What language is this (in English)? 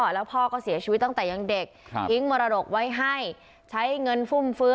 Thai